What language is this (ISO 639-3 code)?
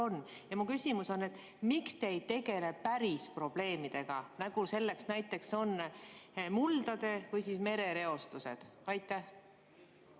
est